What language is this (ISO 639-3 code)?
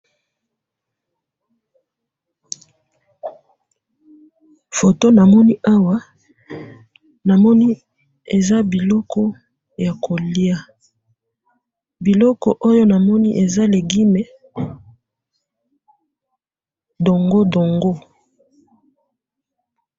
lin